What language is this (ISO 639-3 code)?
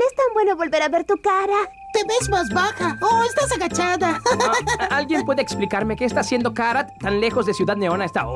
spa